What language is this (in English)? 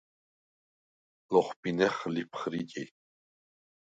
Svan